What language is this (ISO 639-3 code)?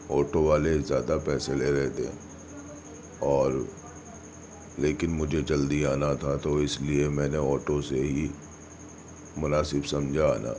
urd